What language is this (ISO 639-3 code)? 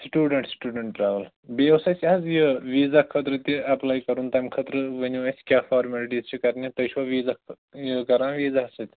kas